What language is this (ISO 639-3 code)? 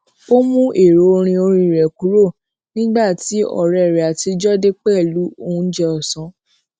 yor